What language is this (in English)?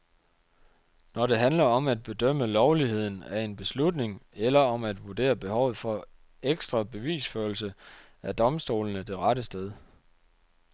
Danish